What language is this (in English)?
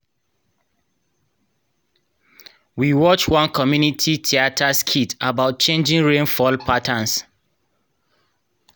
Nigerian Pidgin